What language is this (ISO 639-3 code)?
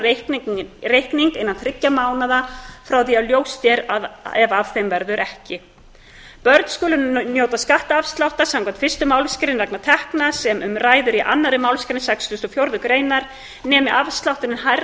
isl